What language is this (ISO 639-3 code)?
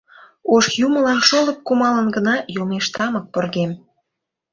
chm